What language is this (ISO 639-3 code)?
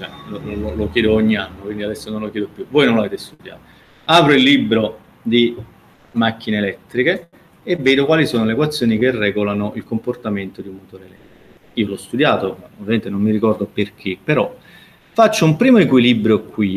ita